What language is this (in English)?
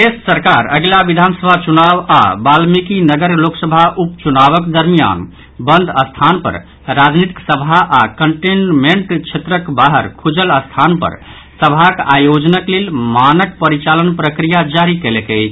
Maithili